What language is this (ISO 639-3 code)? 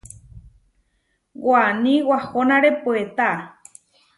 var